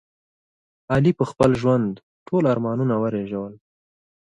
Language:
Pashto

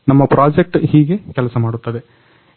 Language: Kannada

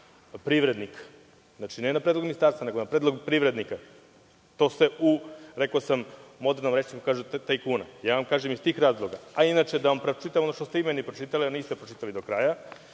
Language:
Serbian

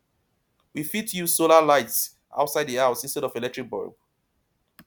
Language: Nigerian Pidgin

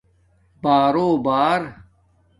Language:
Domaaki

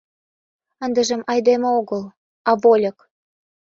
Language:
Mari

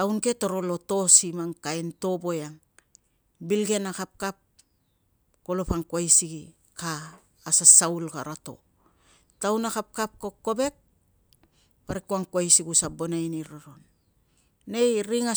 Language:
Tungag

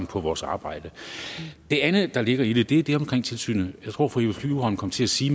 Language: Danish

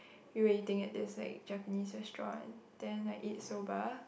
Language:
English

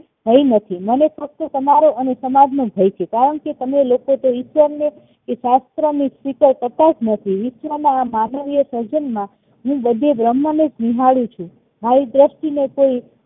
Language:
Gujarati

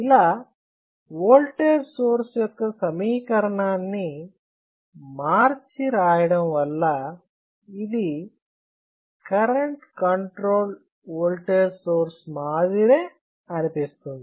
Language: Telugu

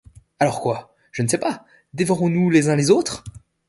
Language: French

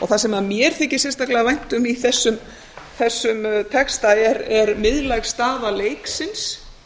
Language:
Icelandic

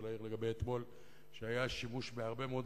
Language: Hebrew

